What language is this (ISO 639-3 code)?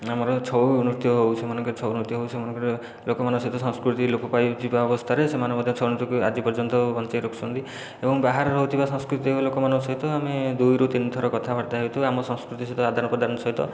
ori